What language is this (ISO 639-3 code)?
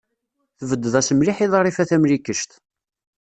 kab